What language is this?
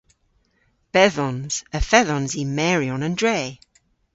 Cornish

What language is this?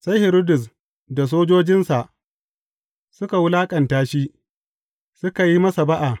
Hausa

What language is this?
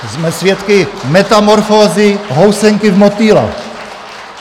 Czech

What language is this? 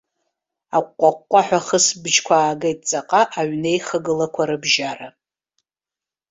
Abkhazian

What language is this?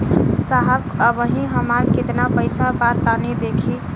Bhojpuri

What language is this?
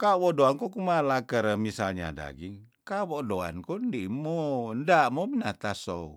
Tondano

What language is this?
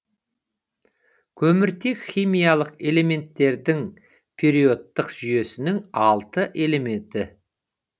Kazakh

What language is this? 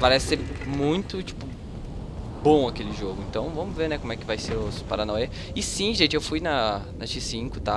Portuguese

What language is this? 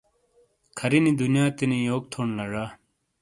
Shina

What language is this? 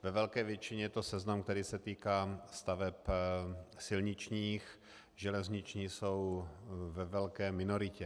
Czech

